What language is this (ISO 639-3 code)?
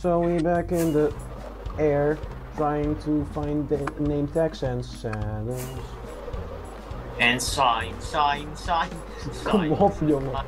nld